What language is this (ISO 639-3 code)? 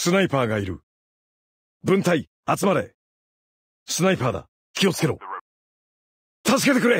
jpn